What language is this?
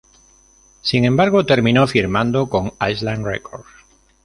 Spanish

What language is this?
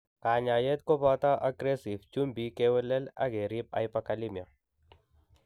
Kalenjin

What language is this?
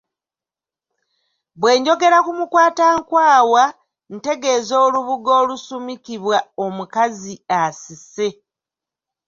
Ganda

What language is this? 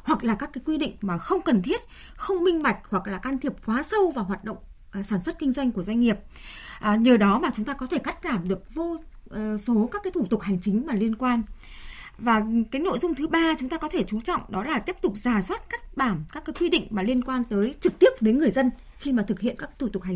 Vietnamese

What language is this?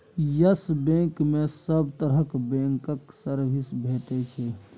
Maithili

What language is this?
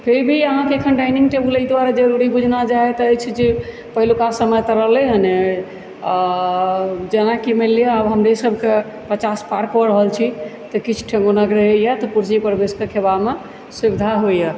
Maithili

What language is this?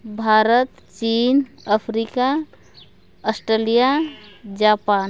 Santali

